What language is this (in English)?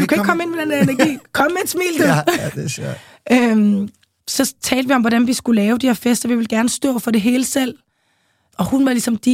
Danish